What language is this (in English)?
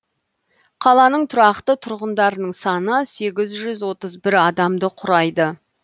Kazakh